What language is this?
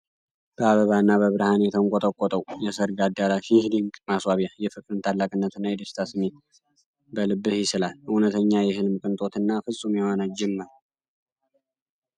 Amharic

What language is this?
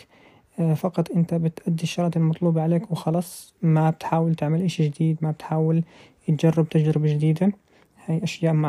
Arabic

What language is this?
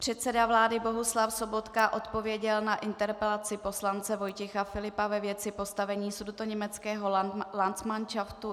Czech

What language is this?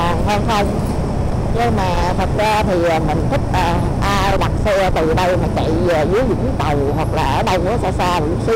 Vietnamese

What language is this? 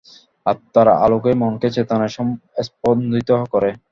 Bangla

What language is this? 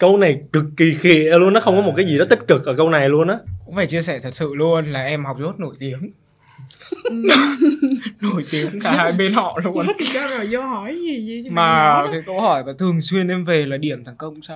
Vietnamese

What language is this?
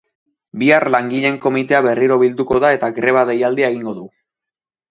Basque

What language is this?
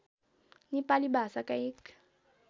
Nepali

